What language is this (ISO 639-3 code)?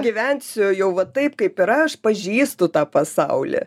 lit